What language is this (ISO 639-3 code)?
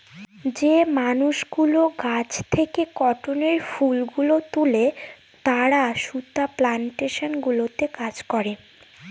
ben